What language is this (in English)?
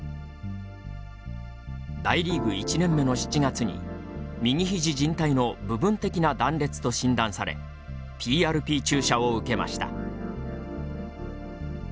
Japanese